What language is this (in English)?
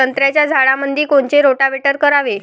Marathi